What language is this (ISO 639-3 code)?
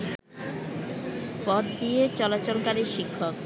ben